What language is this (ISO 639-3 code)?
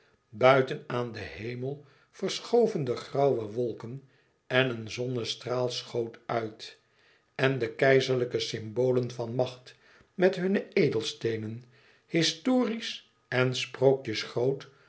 nld